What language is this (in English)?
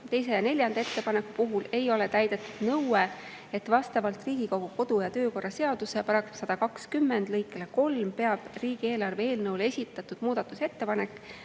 Estonian